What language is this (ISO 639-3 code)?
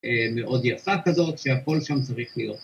heb